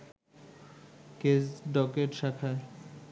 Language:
Bangla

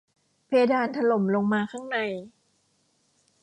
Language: Thai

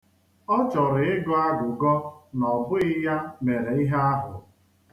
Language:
Igbo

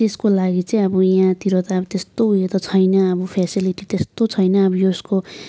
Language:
Nepali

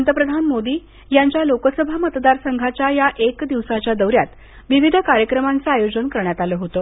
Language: Marathi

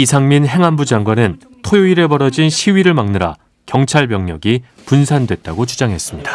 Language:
Korean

